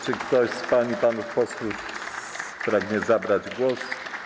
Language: Polish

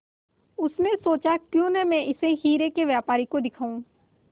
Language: Hindi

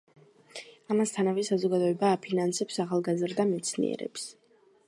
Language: Georgian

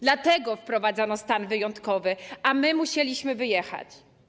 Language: Polish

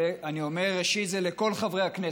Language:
Hebrew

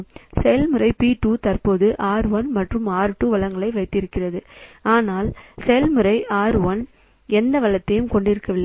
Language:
Tamil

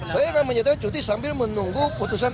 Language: Indonesian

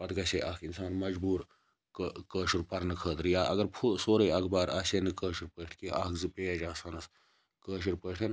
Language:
Kashmiri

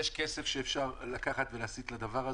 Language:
Hebrew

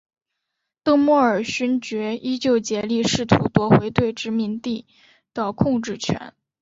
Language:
Chinese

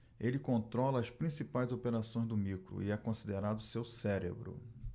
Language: Portuguese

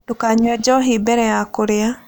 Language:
Kikuyu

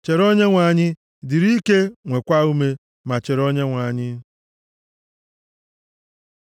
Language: Igbo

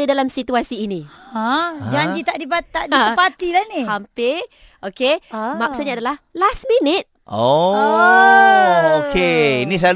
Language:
Malay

